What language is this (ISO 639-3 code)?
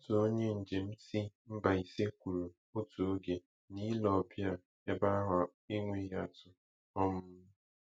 ibo